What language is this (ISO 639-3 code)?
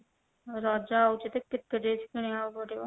ori